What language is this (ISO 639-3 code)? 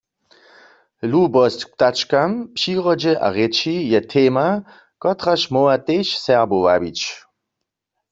hsb